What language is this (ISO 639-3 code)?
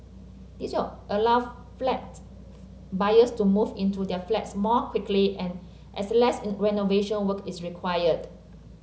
eng